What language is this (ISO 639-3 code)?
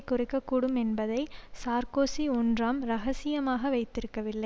tam